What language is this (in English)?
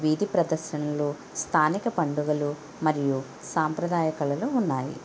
Telugu